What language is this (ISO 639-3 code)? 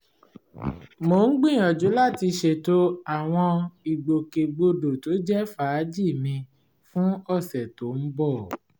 yor